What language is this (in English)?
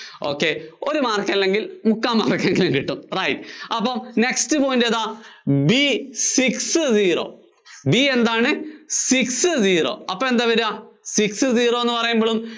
Malayalam